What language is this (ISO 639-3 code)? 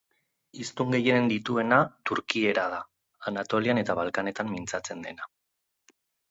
eus